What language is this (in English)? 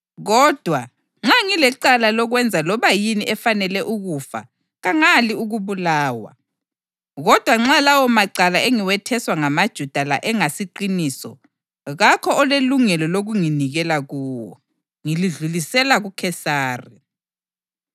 North Ndebele